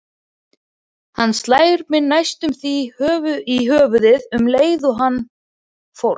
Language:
Icelandic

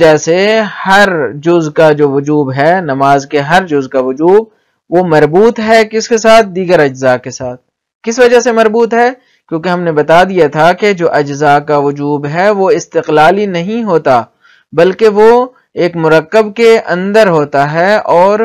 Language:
Arabic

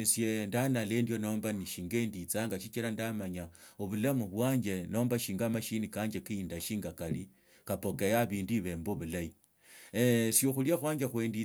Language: Tsotso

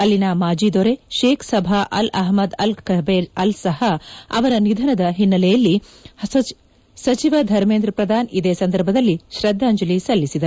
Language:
Kannada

